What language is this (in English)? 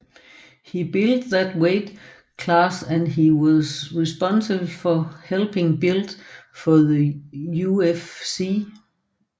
Danish